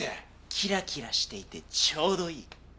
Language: Japanese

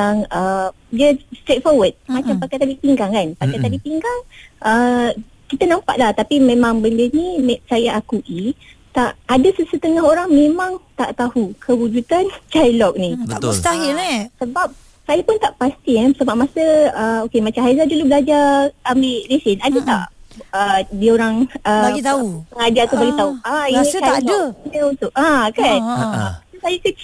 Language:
Malay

